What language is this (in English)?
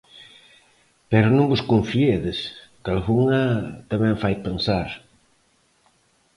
Galician